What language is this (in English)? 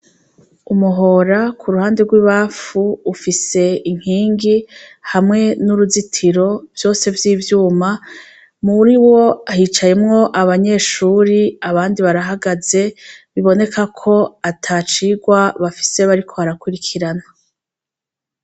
Rundi